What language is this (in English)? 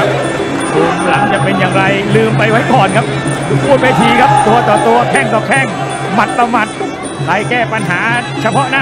Thai